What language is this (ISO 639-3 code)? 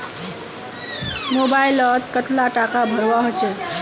mag